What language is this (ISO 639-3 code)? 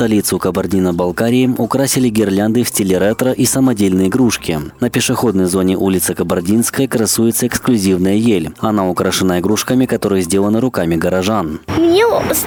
rus